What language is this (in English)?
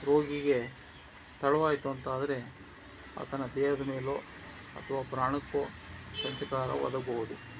Kannada